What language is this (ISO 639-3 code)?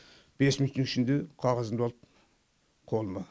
kaz